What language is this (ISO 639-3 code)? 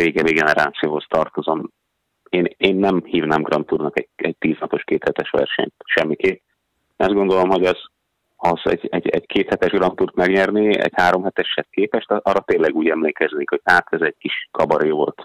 hun